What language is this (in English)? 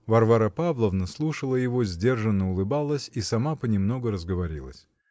Russian